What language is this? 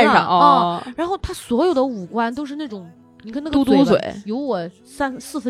Chinese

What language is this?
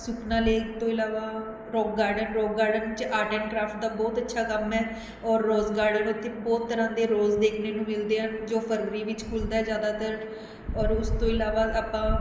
Punjabi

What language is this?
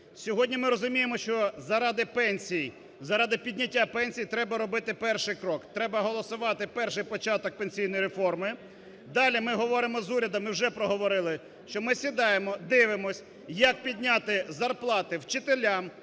Ukrainian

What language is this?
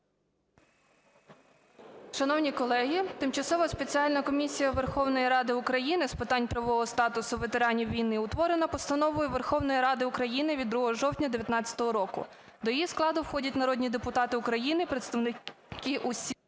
Ukrainian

